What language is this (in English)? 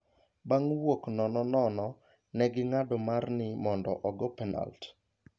Luo (Kenya and Tanzania)